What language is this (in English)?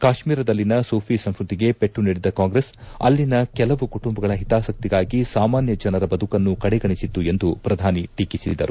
Kannada